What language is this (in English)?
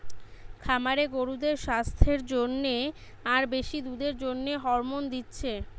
Bangla